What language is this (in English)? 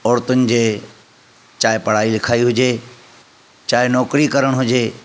Sindhi